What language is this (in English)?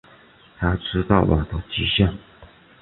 Chinese